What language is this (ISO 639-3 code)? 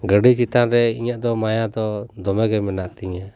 sat